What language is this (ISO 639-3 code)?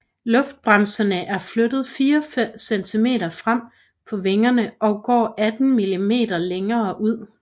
dan